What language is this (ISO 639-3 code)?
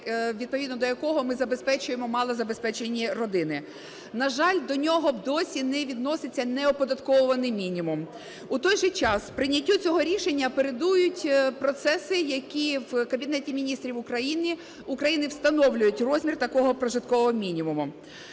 ukr